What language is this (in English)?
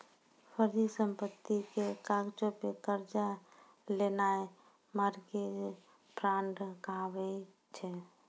Maithili